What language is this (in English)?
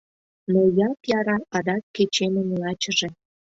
Mari